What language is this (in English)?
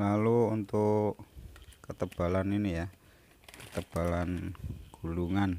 Indonesian